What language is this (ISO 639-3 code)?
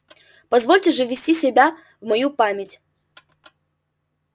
rus